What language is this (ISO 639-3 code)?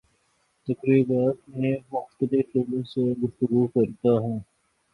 urd